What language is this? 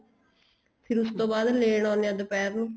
Punjabi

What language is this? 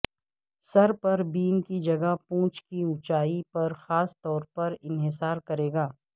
Urdu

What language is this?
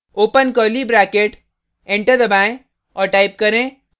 Hindi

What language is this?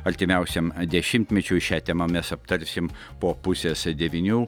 Lithuanian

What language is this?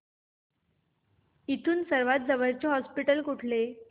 Marathi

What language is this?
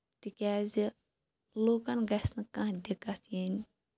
Kashmiri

